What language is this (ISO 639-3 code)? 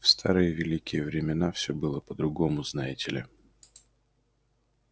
rus